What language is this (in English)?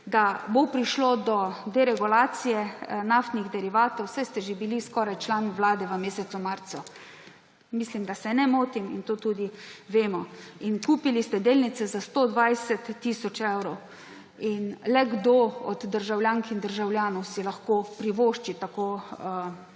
Slovenian